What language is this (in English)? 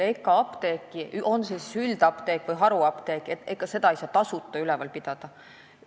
Estonian